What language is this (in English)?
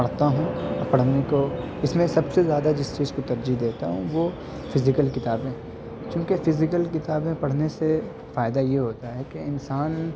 Urdu